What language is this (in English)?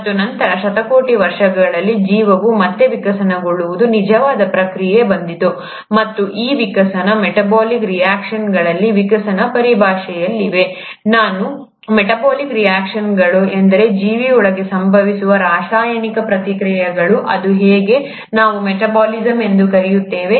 Kannada